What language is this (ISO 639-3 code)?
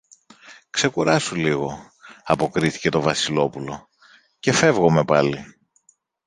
ell